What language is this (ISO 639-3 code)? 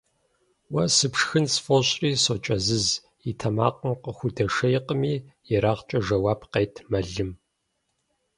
kbd